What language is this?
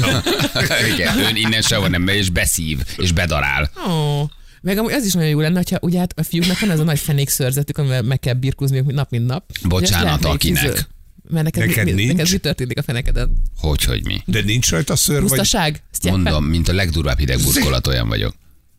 Hungarian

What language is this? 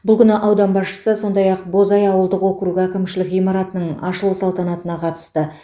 Kazakh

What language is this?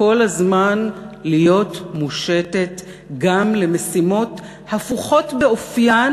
Hebrew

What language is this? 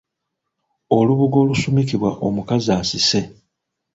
Ganda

